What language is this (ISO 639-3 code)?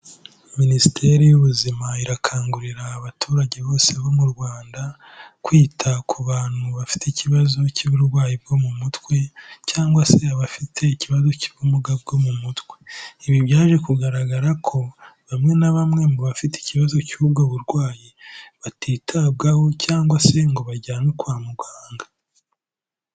kin